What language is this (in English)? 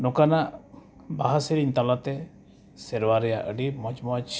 Santali